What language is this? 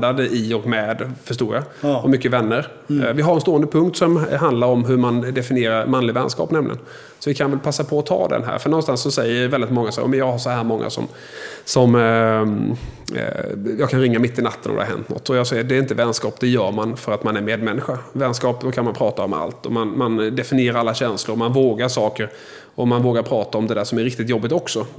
Swedish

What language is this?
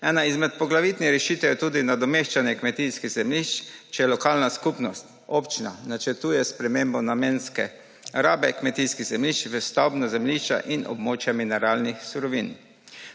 Slovenian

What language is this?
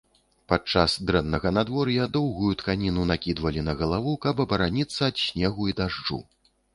Belarusian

